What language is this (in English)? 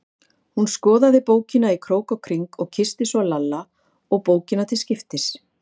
Icelandic